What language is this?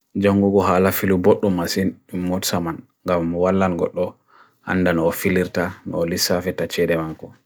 Bagirmi Fulfulde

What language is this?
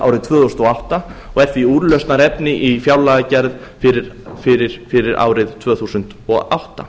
Icelandic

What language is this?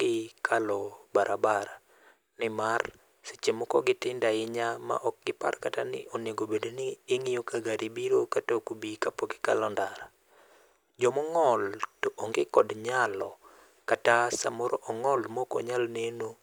Luo (Kenya and Tanzania)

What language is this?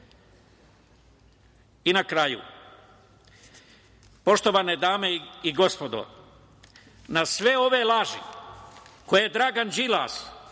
Serbian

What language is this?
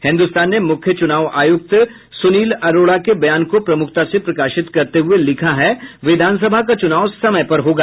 Hindi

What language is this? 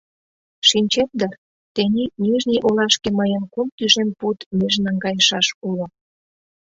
Mari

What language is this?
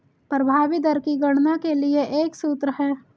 Hindi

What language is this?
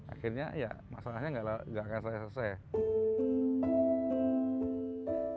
Indonesian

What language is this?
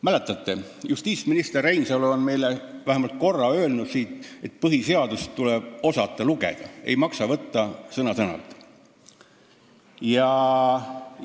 Estonian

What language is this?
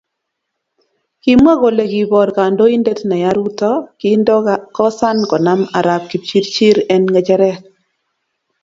Kalenjin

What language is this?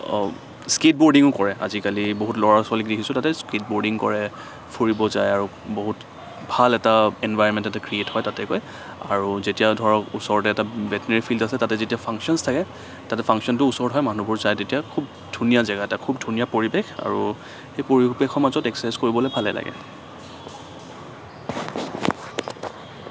Assamese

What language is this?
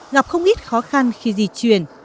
Vietnamese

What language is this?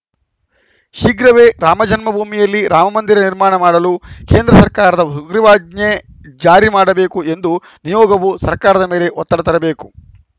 Kannada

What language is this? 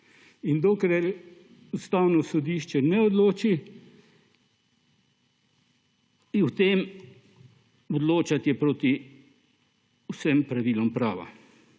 Slovenian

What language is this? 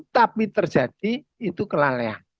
Indonesian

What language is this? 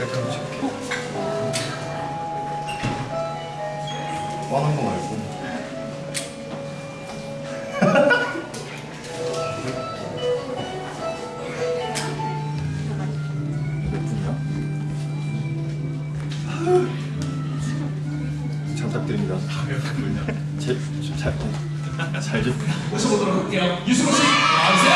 Korean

